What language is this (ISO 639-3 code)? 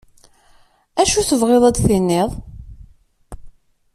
kab